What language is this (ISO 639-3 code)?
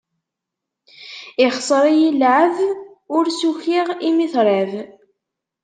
kab